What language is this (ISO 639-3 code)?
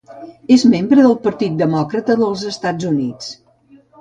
cat